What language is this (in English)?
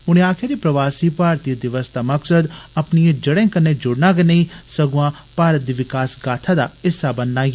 Dogri